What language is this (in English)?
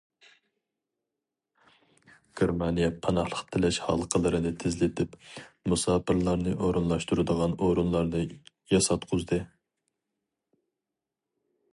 Uyghur